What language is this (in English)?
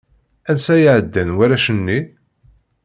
Kabyle